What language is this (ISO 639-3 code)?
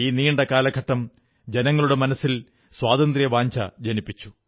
mal